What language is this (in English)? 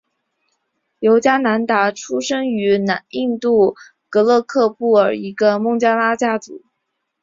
Chinese